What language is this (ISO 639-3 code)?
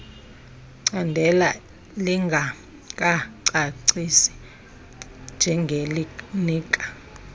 xho